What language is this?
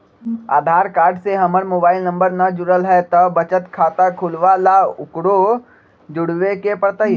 Magahi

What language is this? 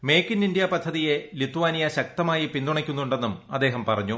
Malayalam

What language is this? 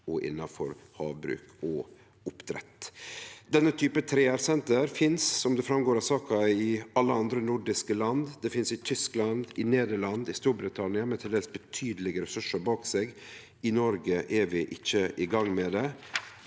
Norwegian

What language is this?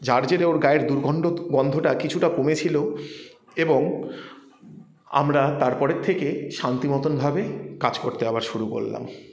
Bangla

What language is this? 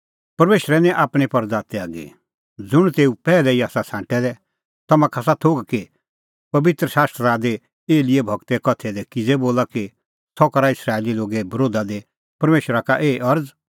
Kullu Pahari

